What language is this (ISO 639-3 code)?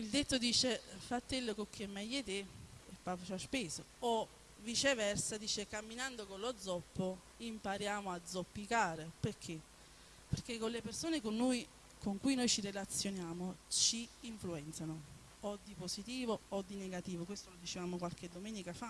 ita